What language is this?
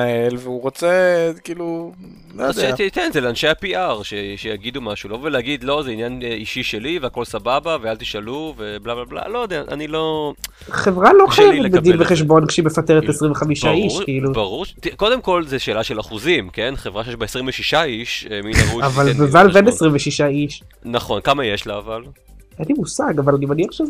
Hebrew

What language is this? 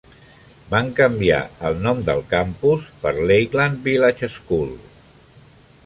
Catalan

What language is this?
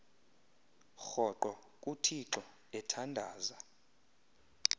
Xhosa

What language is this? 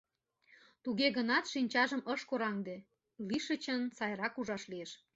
Mari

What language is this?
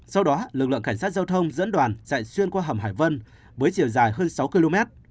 Vietnamese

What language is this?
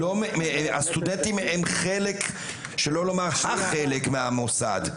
Hebrew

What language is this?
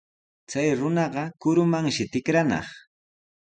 Sihuas Ancash Quechua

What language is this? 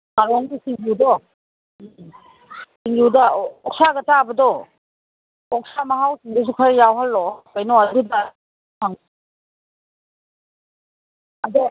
Manipuri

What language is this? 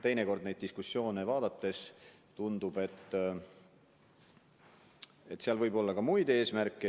Estonian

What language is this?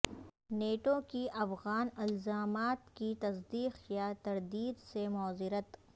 Urdu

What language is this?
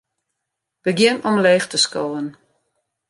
Western Frisian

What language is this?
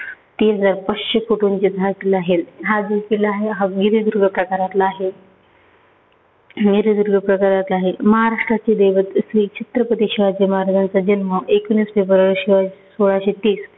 Marathi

